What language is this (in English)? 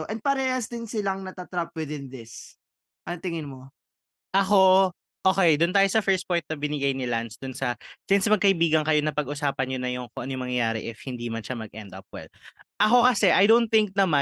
Filipino